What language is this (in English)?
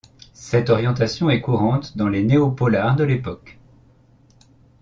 French